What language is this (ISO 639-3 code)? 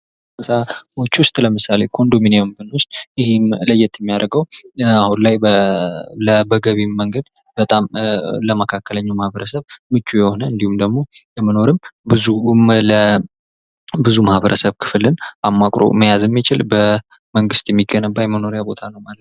amh